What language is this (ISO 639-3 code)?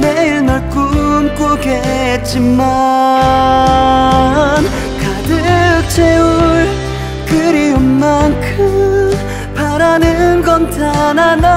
kor